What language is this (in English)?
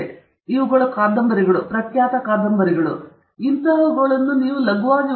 Kannada